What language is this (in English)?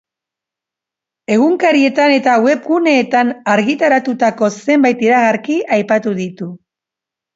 Basque